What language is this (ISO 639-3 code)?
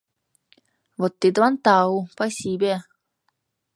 chm